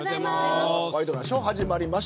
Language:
Japanese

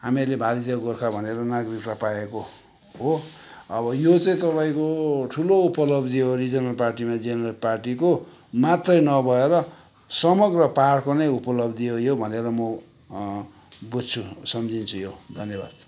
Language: Nepali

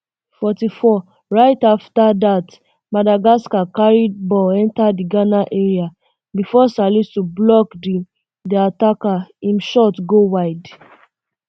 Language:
Nigerian Pidgin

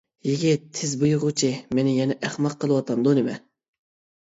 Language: Uyghur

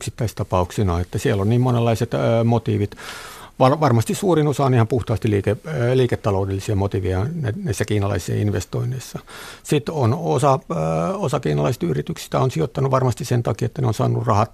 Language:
Finnish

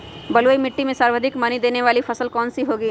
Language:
Magahi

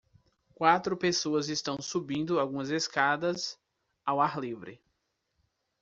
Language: Portuguese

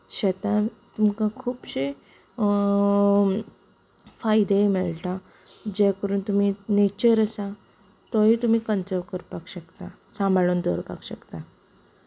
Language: Konkani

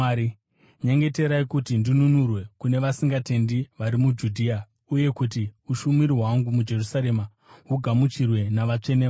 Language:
Shona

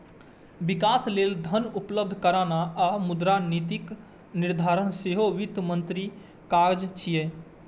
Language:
Maithili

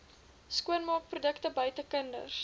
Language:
Afrikaans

